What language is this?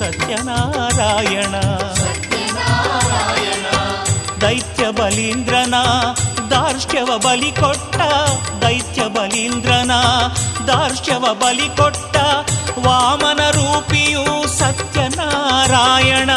Kannada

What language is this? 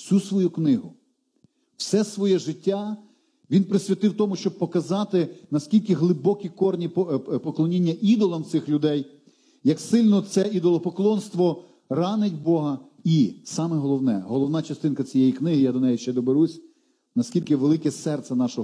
Ukrainian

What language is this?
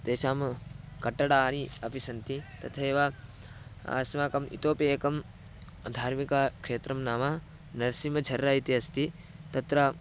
Sanskrit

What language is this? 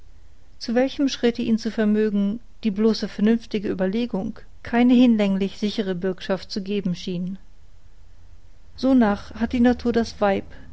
German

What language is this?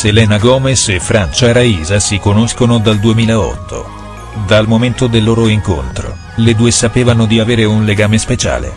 Italian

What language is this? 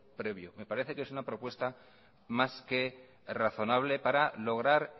Spanish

